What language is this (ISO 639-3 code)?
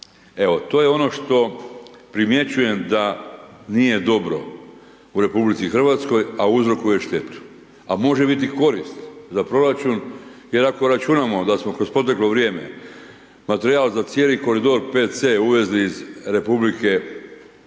hrv